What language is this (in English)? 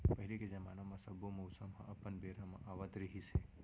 Chhattisgarhi